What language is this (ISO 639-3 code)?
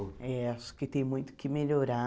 por